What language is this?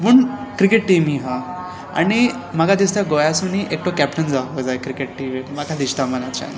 Konkani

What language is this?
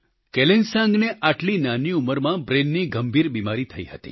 Gujarati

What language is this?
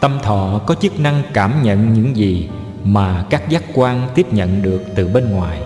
Vietnamese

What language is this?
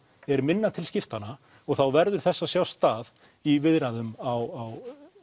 Icelandic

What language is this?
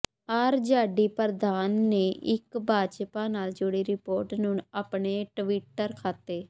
Punjabi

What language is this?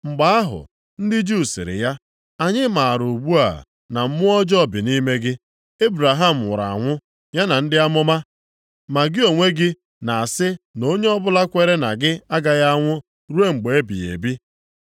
Igbo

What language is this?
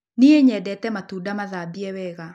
Kikuyu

